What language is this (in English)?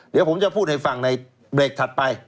Thai